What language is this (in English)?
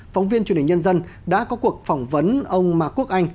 Vietnamese